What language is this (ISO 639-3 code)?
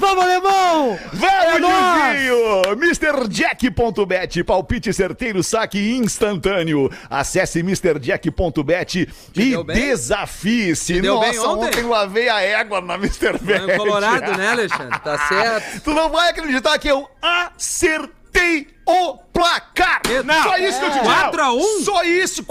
por